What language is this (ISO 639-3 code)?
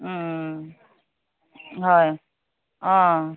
asm